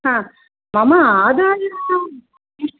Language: Sanskrit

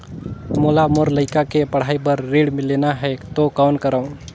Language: Chhattisgarhi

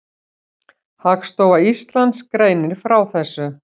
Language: Icelandic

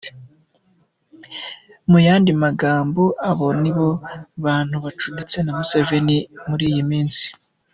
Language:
Kinyarwanda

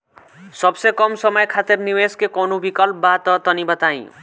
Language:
Bhojpuri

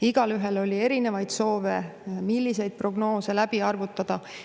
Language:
Estonian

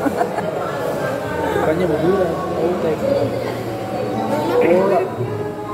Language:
Indonesian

